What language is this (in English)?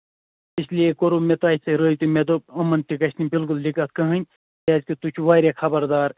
Kashmiri